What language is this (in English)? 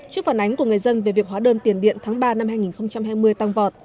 Vietnamese